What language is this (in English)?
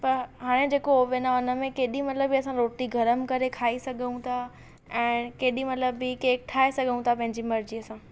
Sindhi